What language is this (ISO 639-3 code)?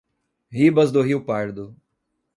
por